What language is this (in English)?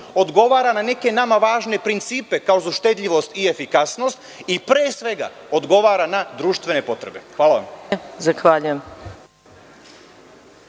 Serbian